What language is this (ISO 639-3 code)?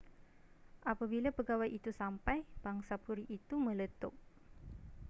msa